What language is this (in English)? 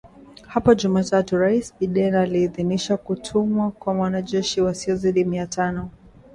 Swahili